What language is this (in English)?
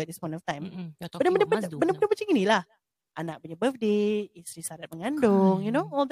Malay